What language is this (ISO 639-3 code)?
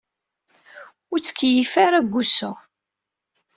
kab